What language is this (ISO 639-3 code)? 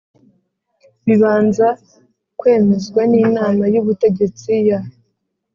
kin